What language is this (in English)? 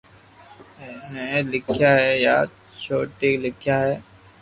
Loarki